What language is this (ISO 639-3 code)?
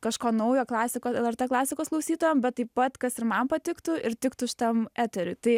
lit